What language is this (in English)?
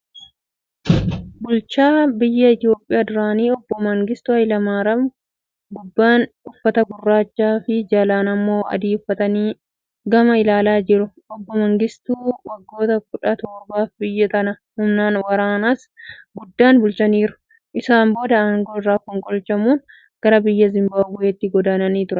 Oromo